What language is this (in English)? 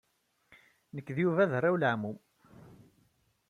Kabyle